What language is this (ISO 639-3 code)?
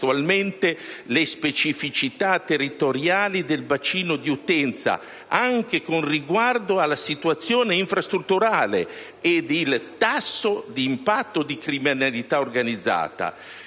ita